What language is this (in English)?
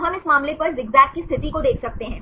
Hindi